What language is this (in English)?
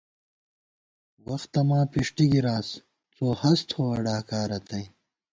Gawar-Bati